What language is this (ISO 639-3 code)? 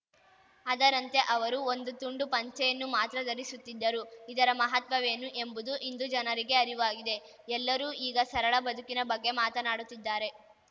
kan